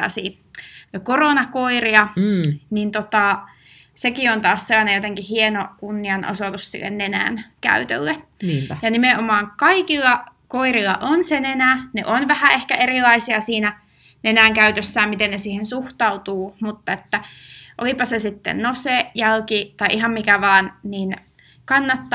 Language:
Finnish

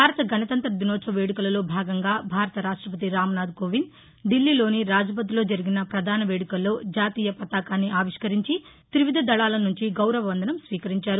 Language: Telugu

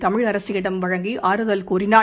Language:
Tamil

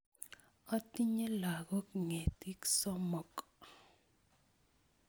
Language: Kalenjin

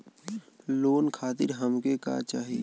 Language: Bhojpuri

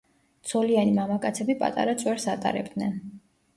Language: Georgian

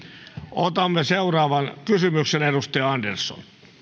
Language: Finnish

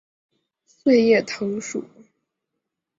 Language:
Chinese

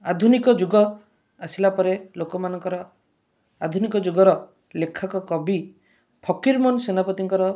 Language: Odia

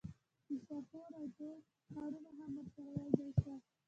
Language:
Pashto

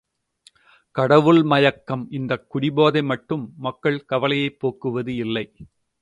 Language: Tamil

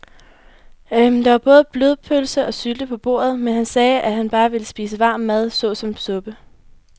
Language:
Danish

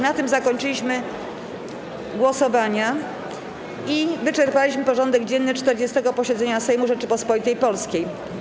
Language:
Polish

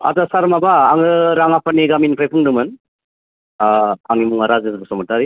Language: Bodo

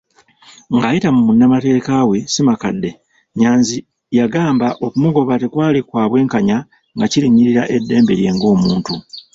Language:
Ganda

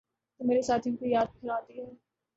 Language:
Urdu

